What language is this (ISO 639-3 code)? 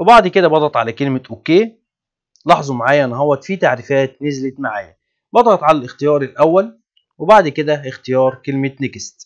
ara